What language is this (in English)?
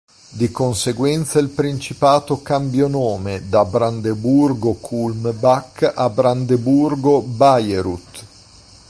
Italian